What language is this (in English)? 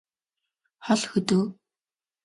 Mongolian